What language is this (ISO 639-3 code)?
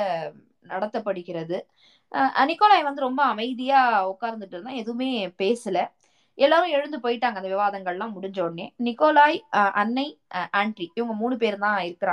tam